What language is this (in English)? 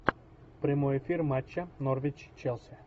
Russian